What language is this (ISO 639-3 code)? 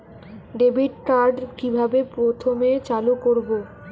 ben